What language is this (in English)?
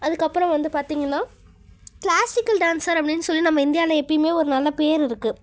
Tamil